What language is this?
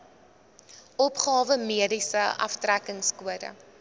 Afrikaans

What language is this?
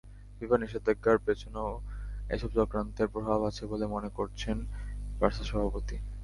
Bangla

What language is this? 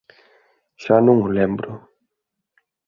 Galician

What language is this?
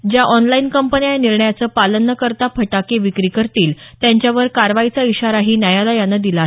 Marathi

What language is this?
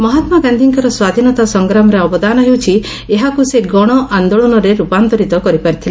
Odia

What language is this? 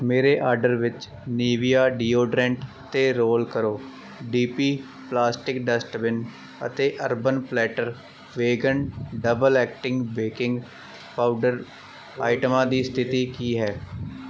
Punjabi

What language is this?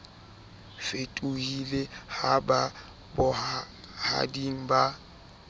Southern Sotho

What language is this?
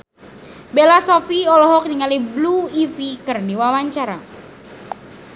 Sundanese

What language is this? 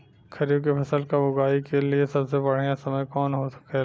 Bhojpuri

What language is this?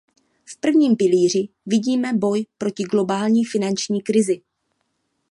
Czech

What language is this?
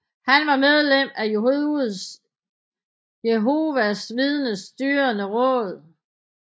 Danish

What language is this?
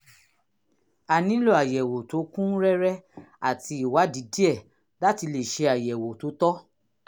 Yoruba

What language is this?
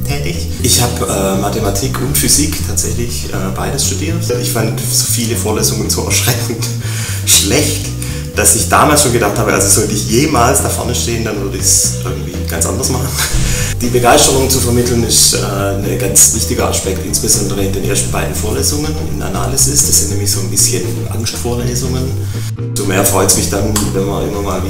German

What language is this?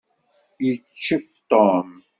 Kabyle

